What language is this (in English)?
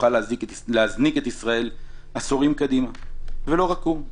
Hebrew